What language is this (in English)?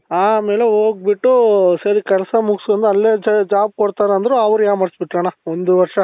Kannada